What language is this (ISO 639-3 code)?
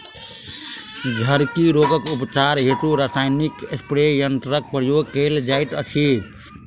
mai